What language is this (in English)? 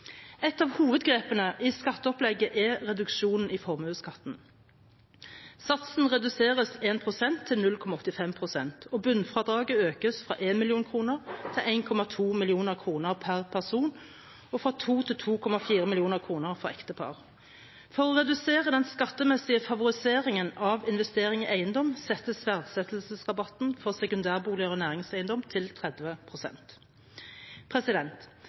Norwegian Bokmål